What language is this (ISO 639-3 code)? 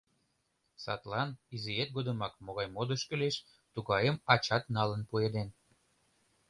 chm